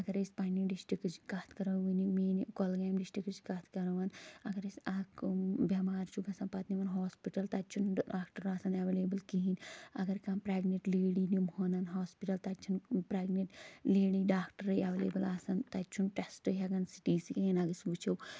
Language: Kashmiri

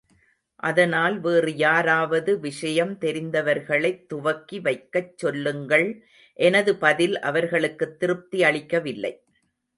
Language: Tamil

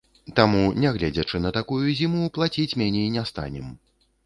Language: Belarusian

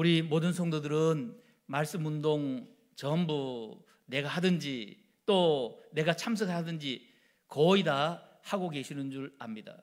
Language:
Korean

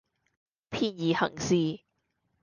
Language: Cantonese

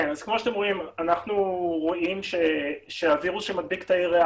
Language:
Hebrew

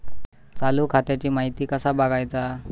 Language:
Marathi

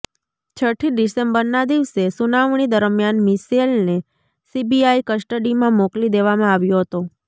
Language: Gujarati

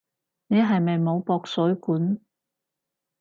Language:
Cantonese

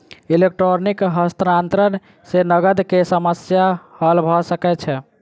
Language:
Maithili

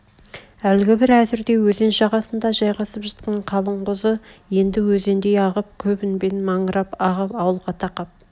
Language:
Kazakh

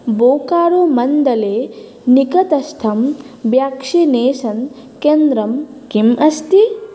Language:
Sanskrit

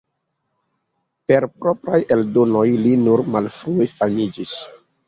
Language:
Esperanto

